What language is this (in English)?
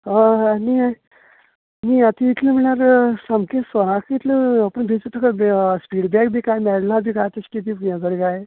Konkani